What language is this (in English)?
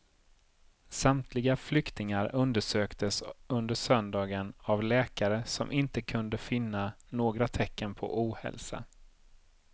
Swedish